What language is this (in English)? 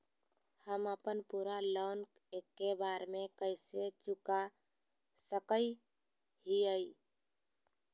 Magahi